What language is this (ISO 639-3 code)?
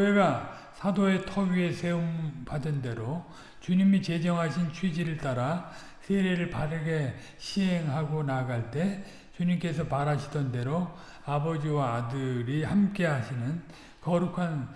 kor